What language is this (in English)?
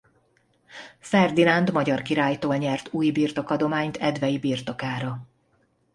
Hungarian